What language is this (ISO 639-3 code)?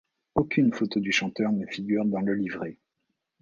fra